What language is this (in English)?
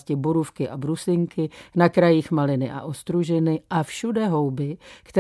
Czech